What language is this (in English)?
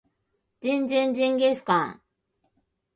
Japanese